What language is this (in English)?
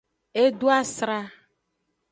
Aja (Benin)